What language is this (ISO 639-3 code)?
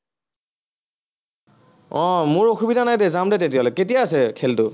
asm